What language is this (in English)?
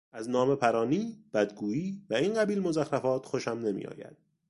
Persian